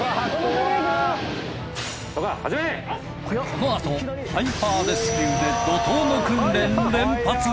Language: Japanese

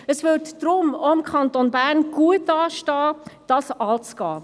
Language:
Swiss German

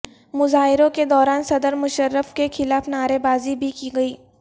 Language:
Urdu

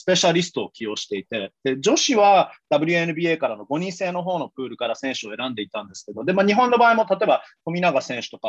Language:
Japanese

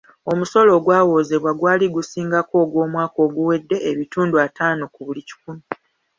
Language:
Ganda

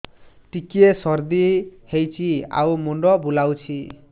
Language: Odia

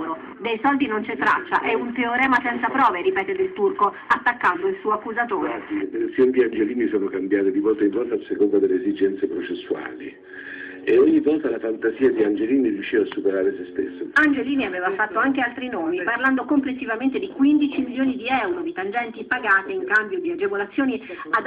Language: Italian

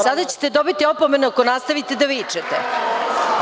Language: Serbian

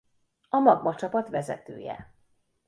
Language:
Hungarian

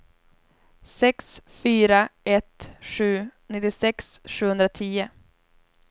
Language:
Swedish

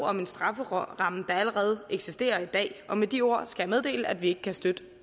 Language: Danish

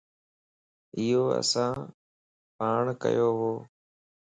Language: Lasi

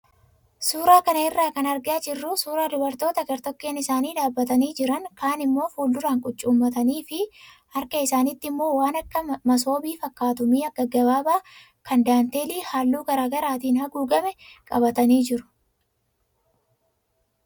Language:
Oromo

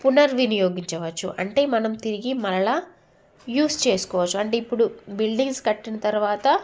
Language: Telugu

